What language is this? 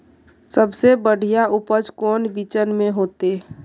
Magahi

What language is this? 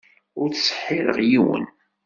Kabyle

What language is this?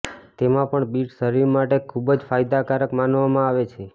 Gujarati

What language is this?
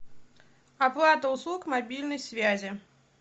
Russian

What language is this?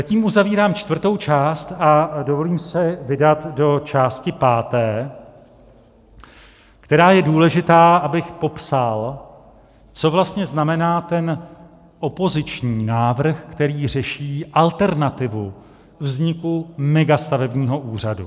Czech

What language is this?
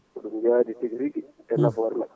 Fula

